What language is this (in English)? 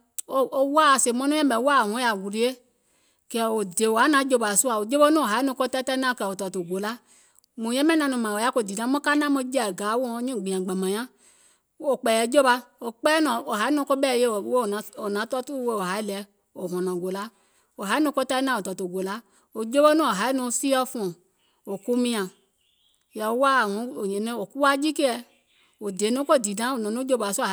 Gola